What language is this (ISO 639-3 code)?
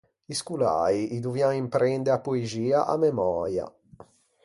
lij